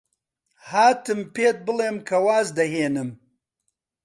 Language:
Central Kurdish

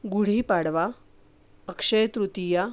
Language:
Marathi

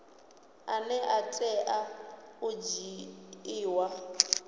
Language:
Venda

